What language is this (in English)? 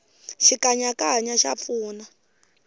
Tsonga